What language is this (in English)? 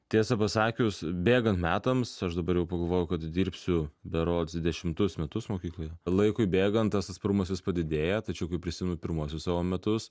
Lithuanian